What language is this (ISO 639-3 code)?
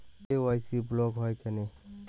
ben